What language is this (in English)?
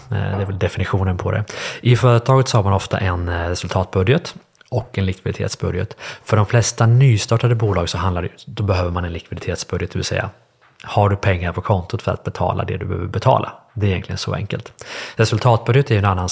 Swedish